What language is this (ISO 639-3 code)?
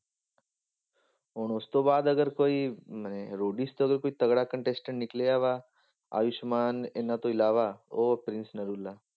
pan